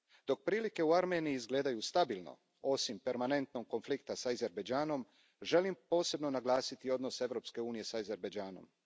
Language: Croatian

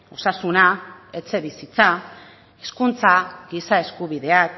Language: Basque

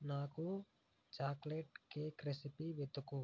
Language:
Telugu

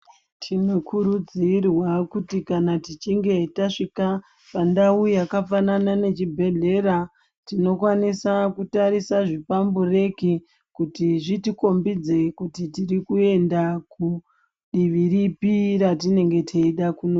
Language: Ndau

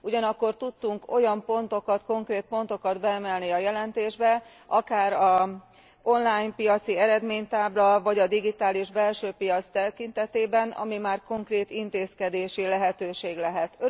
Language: Hungarian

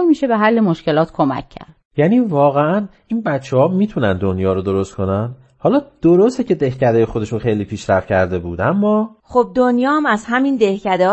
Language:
Persian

